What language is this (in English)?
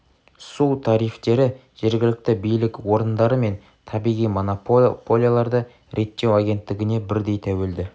Kazakh